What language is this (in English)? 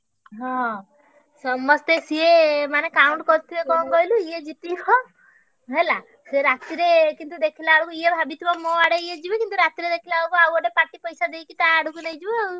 Odia